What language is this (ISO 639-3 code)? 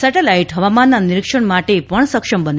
guj